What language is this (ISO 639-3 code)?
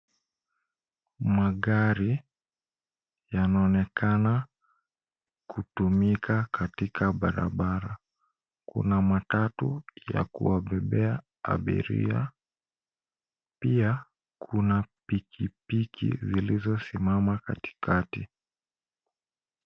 swa